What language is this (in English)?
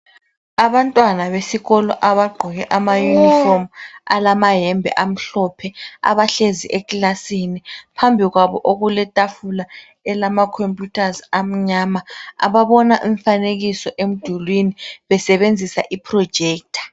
North Ndebele